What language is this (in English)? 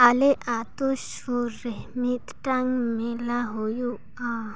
Santali